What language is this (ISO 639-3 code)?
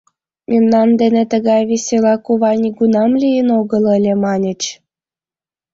chm